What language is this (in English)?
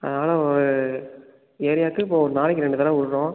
Tamil